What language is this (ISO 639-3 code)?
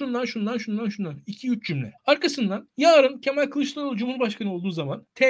tur